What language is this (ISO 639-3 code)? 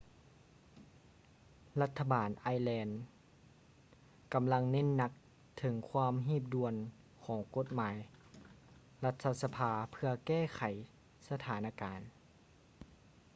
lao